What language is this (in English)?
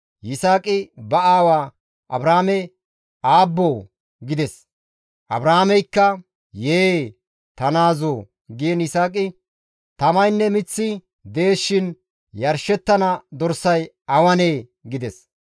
Gamo